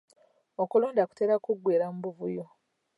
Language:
Ganda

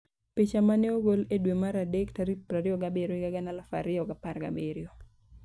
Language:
Luo (Kenya and Tanzania)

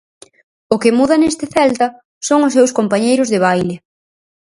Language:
Galician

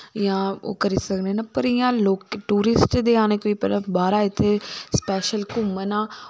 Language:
Dogri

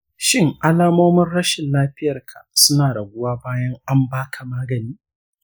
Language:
Hausa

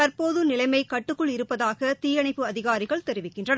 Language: Tamil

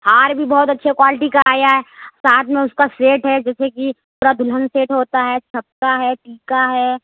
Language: Urdu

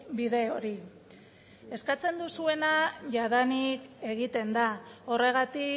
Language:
Basque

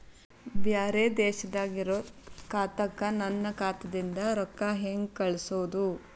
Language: Kannada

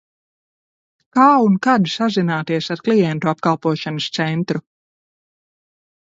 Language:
Latvian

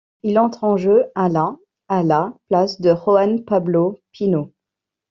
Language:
French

